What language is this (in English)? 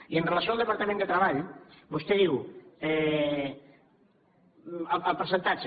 Catalan